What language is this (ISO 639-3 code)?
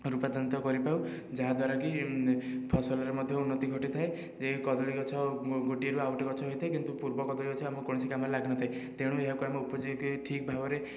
ori